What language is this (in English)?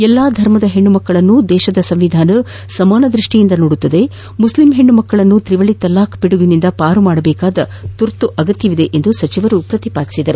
Kannada